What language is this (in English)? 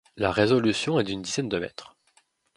French